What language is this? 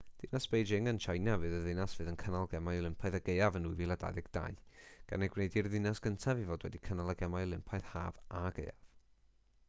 Welsh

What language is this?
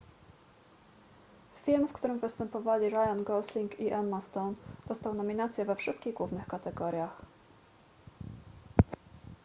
Polish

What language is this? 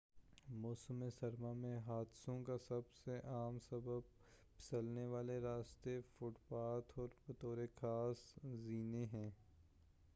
Urdu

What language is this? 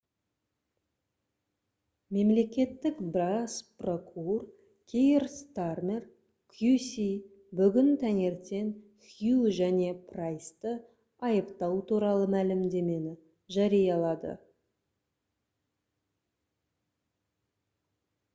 Kazakh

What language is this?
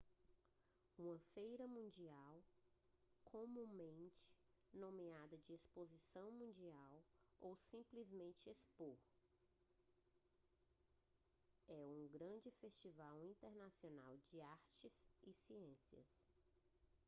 Portuguese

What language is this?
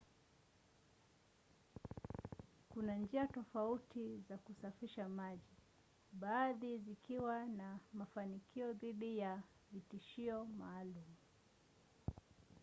Swahili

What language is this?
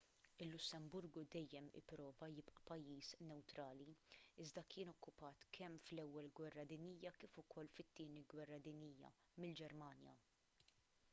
Maltese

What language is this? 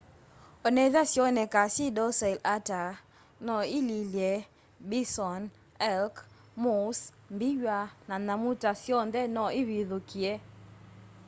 Kamba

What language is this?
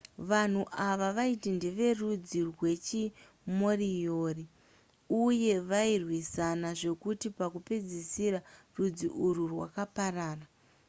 Shona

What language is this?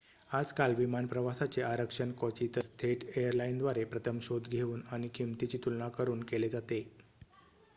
Marathi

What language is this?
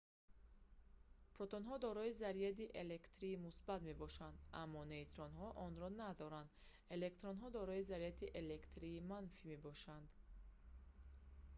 Tajik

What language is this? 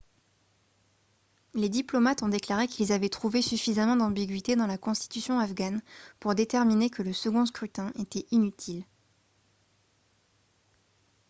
French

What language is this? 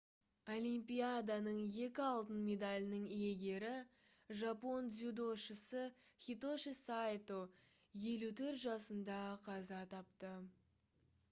Kazakh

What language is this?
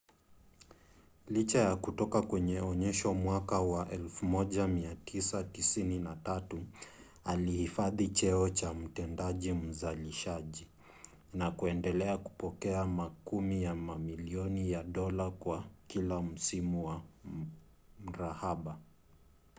Swahili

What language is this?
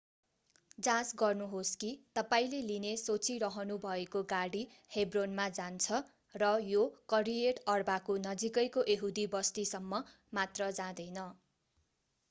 Nepali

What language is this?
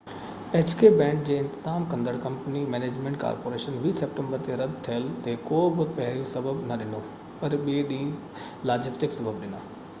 Sindhi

